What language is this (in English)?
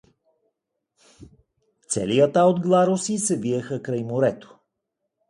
Bulgarian